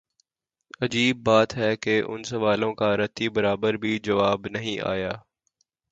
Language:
Urdu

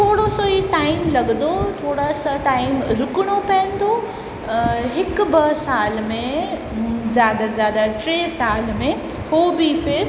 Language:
Sindhi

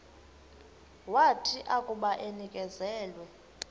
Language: Xhosa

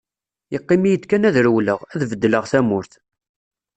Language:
Kabyle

